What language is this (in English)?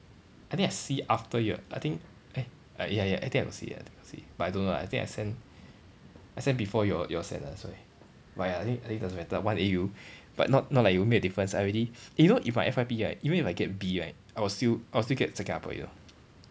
English